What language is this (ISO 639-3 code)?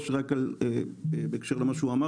heb